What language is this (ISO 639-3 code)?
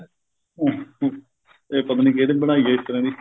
pan